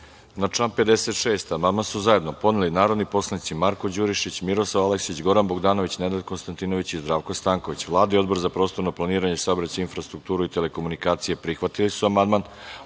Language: Serbian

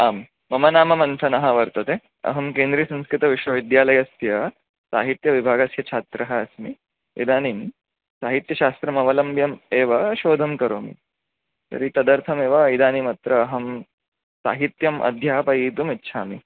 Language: Sanskrit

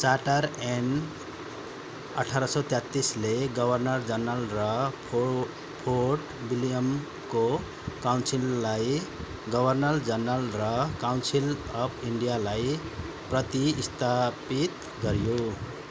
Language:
Nepali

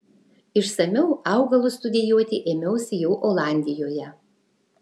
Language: Lithuanian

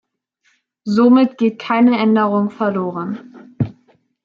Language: German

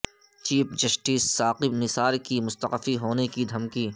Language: Urdu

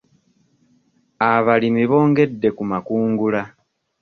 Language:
Ganda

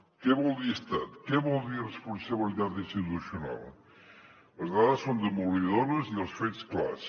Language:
Catalan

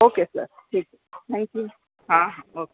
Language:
Marathi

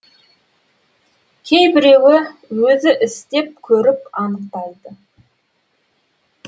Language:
Kazakh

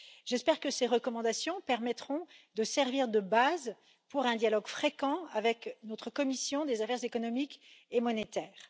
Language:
French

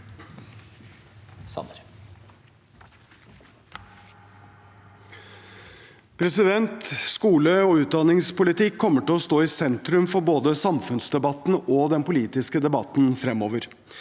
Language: Norwegian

